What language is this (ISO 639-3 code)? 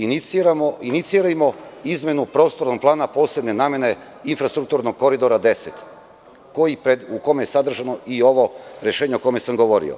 srp